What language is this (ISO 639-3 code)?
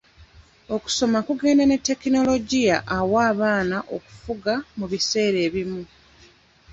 lug